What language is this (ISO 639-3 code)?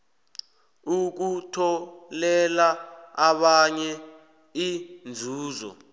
nbl